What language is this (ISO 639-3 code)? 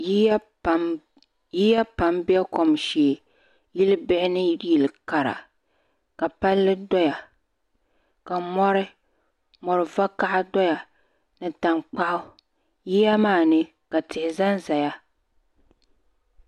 dag